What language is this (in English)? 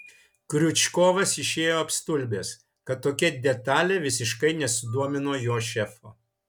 Lithuanian